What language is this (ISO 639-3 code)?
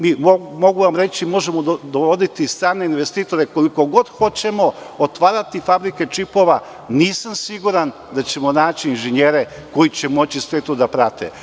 srp